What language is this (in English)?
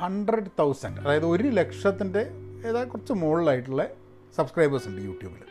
Malayalam